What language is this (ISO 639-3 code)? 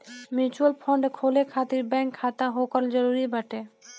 bho